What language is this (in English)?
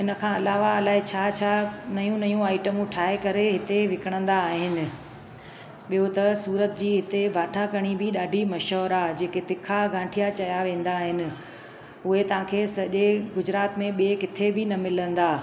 Sindhi